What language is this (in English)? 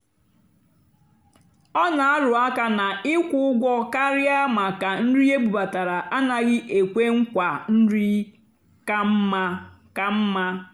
Igbo